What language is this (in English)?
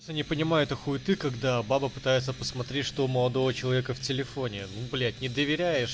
Russian